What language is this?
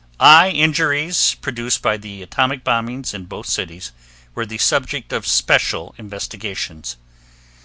English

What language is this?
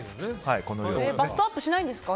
Japanese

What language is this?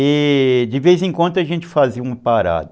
Portuguese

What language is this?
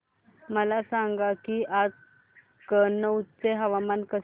Marathi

